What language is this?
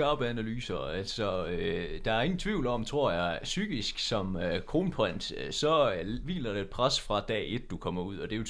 Danish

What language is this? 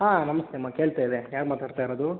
Kannada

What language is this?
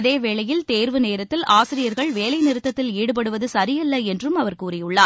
Tamil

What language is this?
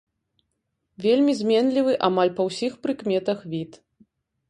Belarusian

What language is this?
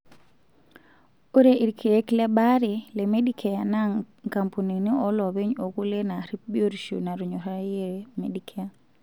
Masai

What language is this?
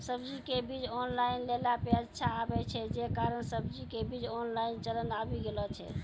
Maithili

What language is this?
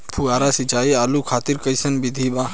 Bhojpuri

